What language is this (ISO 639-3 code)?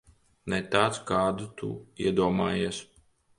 lav